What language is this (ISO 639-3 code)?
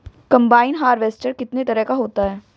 hin